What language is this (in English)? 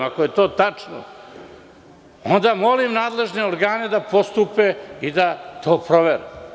Serbian